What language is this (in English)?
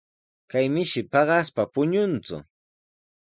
Sihuas Ancash Quechua